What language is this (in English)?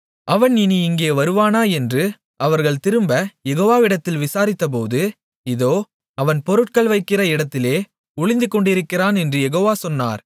Tamil